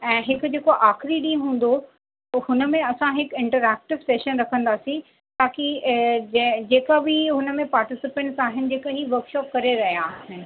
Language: Sindhi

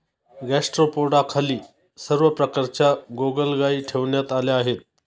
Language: Marathi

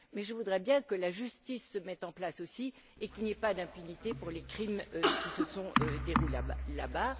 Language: French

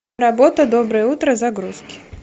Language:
Russian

